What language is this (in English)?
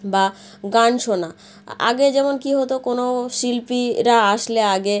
Bangla